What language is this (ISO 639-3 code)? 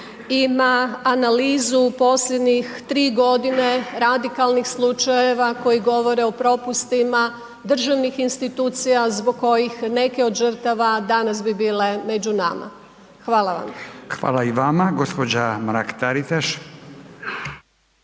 hrv